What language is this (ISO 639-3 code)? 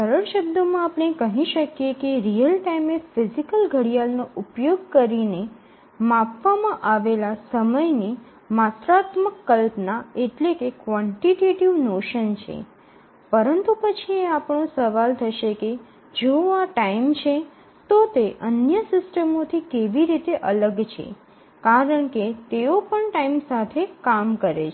guj